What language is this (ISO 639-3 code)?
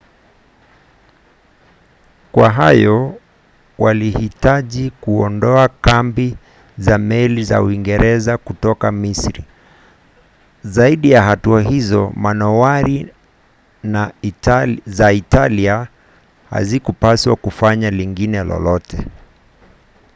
swa